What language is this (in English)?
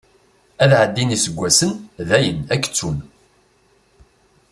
Kabyle